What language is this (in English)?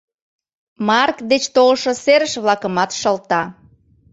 Mari